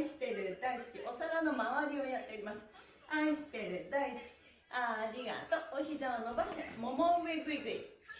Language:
Japanese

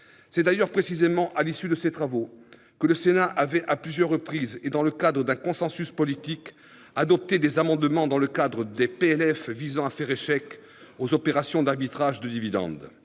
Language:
French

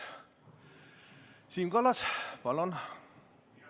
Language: Estonian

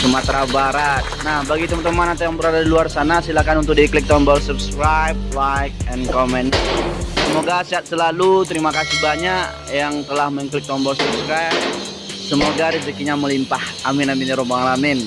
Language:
Indonesian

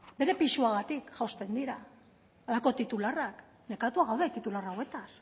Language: Basque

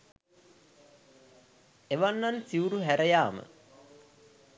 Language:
Sinhala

